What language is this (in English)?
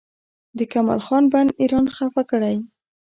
Pashto